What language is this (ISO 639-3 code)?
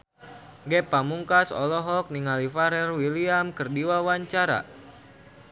sun